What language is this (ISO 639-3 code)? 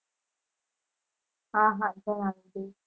guj